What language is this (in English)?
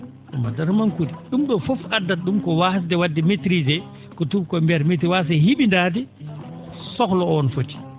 Fula